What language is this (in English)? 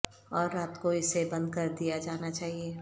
Urdu